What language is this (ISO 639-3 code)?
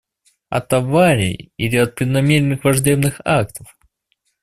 rus